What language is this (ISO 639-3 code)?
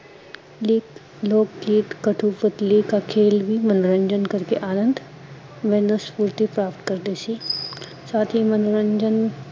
pan